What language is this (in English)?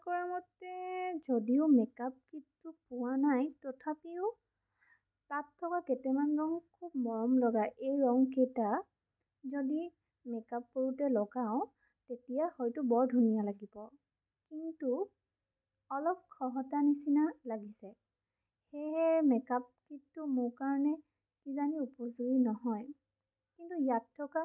Assamese